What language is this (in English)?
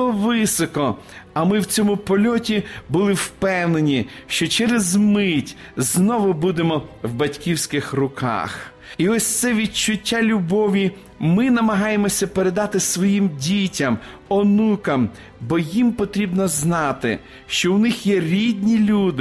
Ukrainian